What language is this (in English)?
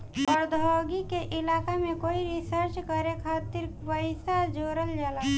Bhojpuri